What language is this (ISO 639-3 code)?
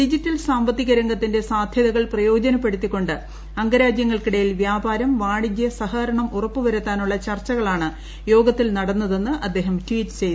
mal